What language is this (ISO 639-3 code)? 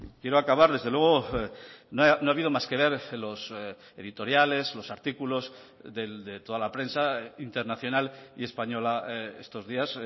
spa